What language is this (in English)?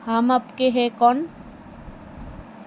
Bangla